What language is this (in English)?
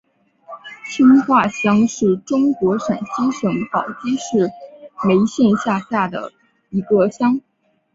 Chinese